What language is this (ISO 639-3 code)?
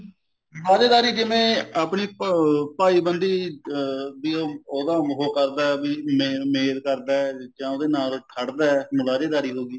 pan